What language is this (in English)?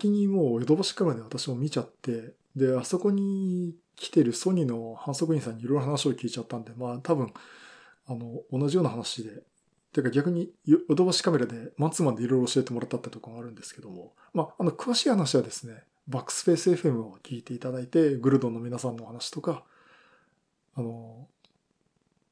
Japanese